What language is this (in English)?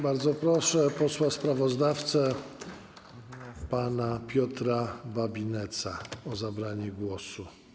Polish